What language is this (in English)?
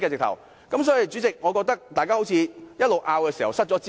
Cantonese